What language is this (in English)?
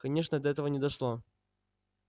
Russian